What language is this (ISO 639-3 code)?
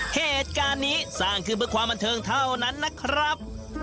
tha